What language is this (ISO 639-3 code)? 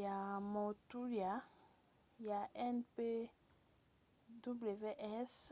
lin